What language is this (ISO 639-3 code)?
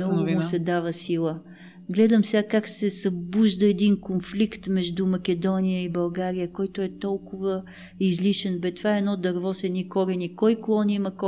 bul